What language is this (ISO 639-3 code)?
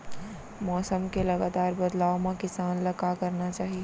hne